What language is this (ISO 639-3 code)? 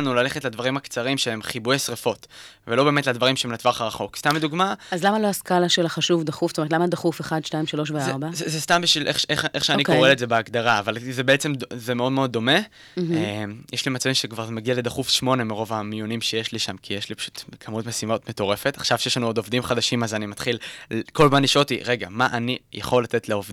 heb